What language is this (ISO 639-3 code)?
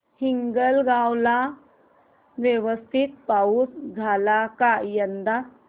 mar